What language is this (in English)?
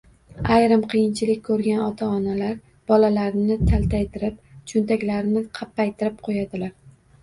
Uzbek